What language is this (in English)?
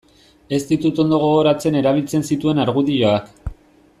Basque